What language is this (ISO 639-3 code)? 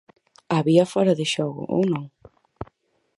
glg